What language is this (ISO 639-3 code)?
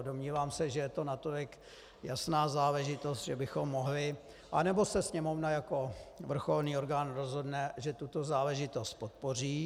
ces